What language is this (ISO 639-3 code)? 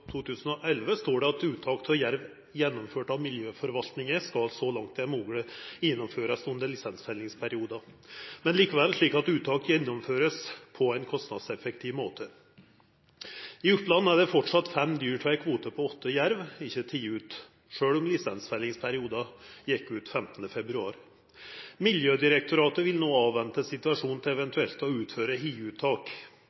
nno